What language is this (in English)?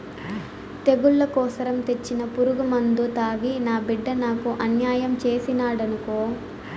Telugu